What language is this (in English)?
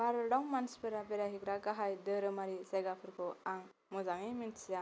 Bodo